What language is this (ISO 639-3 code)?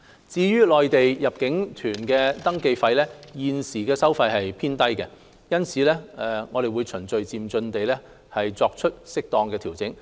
yue